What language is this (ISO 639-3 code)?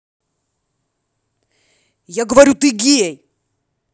rus